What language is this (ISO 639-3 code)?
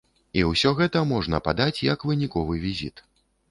bel